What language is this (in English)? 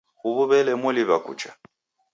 Taita